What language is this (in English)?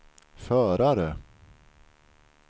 Swedish